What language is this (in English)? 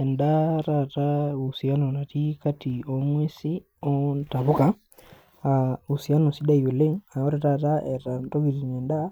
Masai